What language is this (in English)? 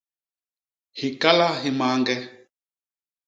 Basaa